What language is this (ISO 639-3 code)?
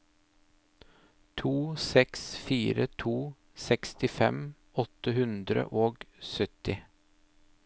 nor